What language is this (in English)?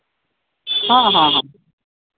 Santali